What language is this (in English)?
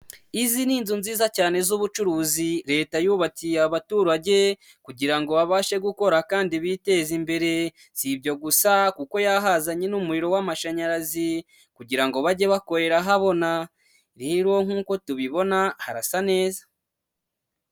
Kinyarwanda